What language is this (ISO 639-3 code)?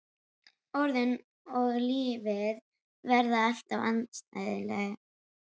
isl